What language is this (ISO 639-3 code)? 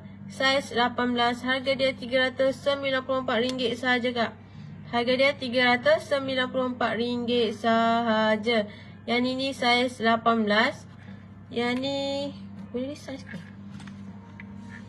msa